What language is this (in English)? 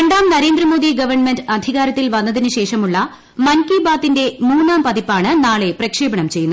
Malayalam